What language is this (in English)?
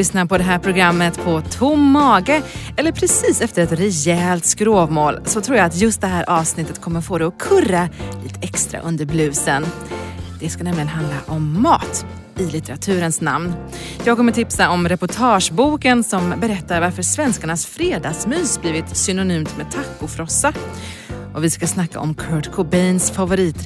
Swedish